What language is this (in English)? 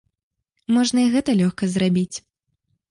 Belarusian